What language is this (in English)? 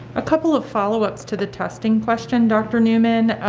English